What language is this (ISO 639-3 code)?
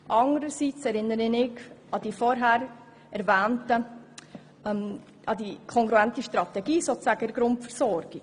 gsw